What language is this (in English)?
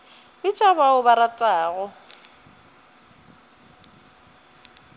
Northern Sotho